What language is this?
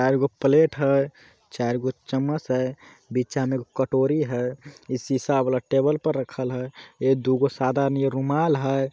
Magahi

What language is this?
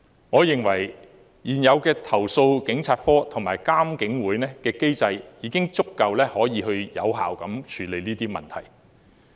Cantonese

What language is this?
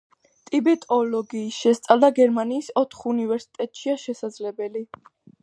Georgian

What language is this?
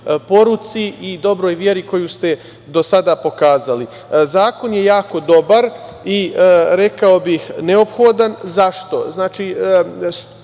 Serbian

